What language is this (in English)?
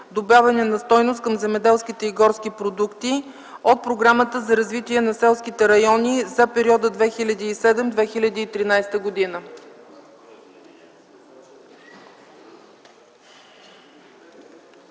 Bulgarian